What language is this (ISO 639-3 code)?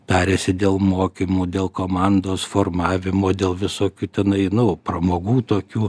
lit